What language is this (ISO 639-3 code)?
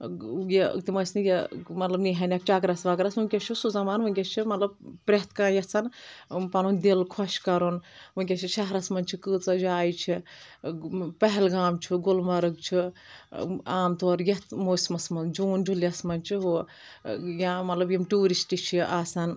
kas